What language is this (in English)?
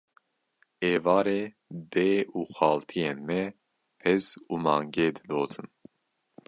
Kurdish